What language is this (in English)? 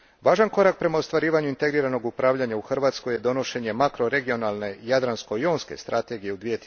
Croatian